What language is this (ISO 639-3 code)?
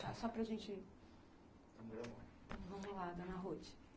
por